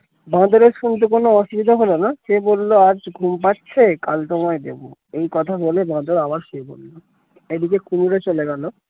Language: Bangla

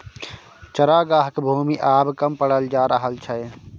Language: Maithili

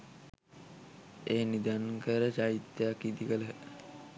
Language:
Sinhala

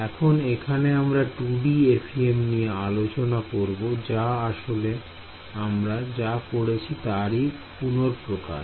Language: Bangla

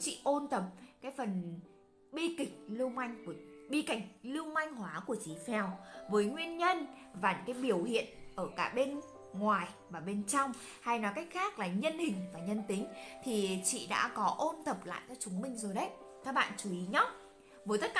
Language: Vietnamese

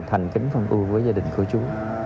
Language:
Vietnamese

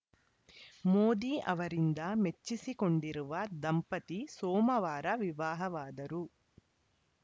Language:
Kannada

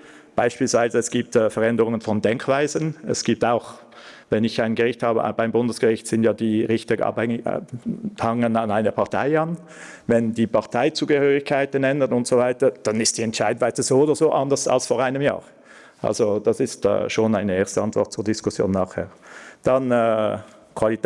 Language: German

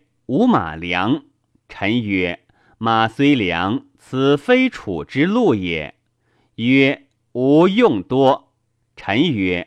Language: Chinese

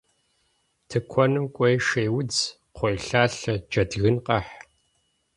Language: Kabardian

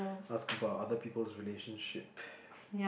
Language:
English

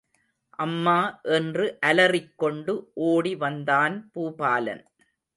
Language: Tamil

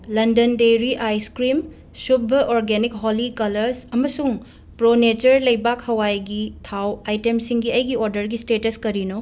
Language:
Manipuri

